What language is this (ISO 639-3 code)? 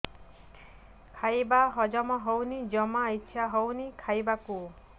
ori